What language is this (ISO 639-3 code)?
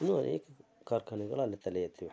kan